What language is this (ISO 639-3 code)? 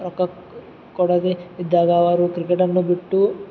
kan